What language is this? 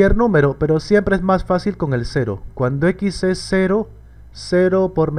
Spanish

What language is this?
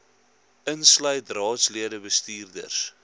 Afrikaans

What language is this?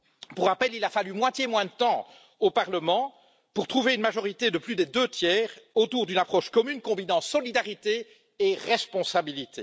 French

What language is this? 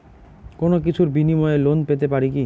Bangla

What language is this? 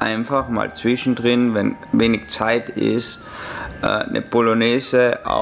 German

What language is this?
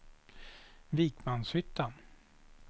Swedish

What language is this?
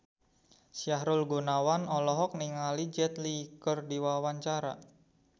Sundanese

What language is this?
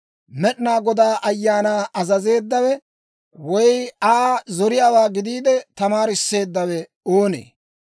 Dawro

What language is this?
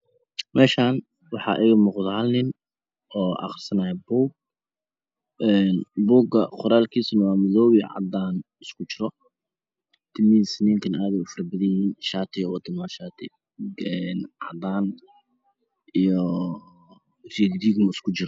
Somali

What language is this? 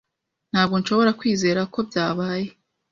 Kinyarwanda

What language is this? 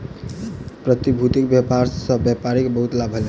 Maithili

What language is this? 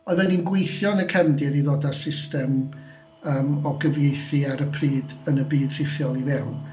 Welsh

